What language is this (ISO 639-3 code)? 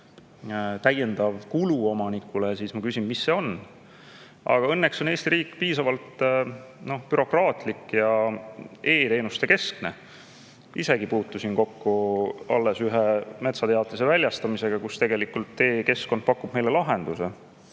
est